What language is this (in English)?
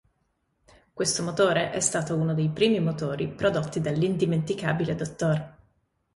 Italian